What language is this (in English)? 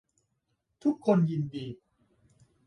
Thai